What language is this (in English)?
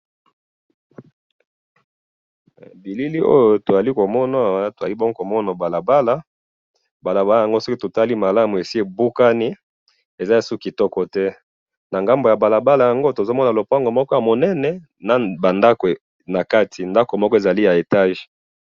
Lingala